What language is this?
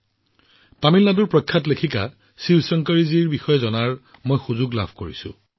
Assamese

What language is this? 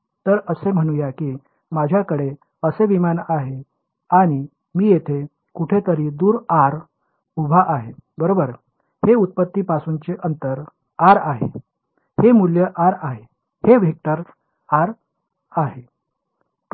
Marathi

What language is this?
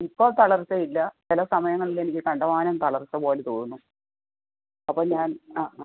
Malayalam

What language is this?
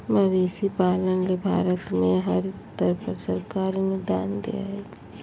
Magahi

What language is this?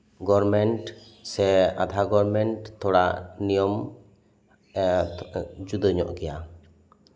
Santali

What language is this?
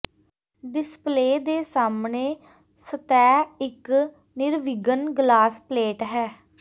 Punjabi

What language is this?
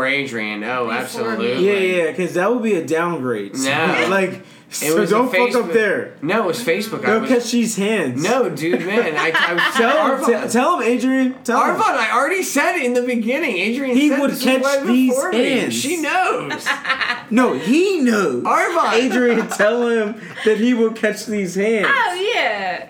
English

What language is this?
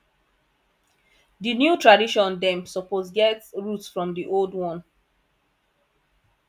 Nigerian Pidgin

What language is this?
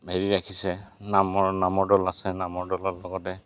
Assamese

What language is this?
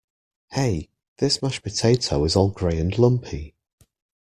English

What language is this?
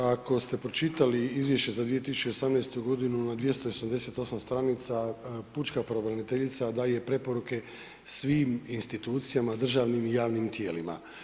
Croatian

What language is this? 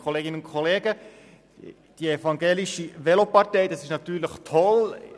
Swiss German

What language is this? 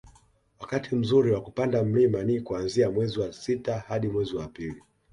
Swahili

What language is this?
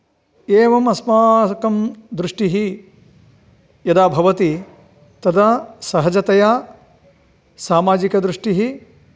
Sanskrit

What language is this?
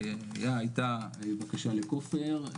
Hebrew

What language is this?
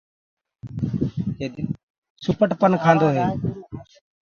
Gurgula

